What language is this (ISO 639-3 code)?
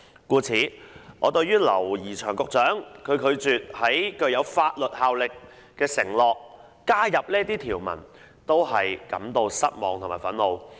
yue